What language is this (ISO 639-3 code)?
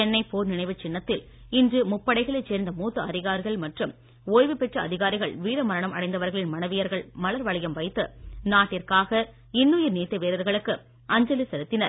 tam